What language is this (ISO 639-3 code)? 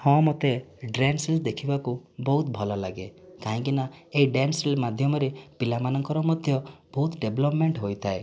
ori